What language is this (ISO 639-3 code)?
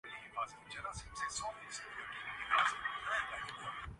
urd